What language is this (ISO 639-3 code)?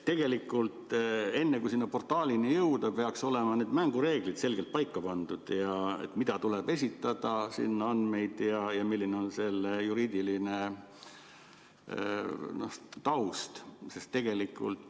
est